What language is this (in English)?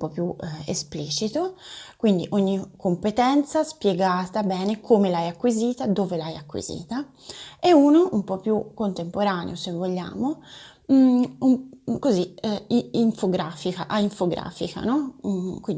Italian